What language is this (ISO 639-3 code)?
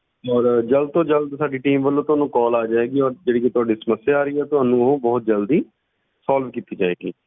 pan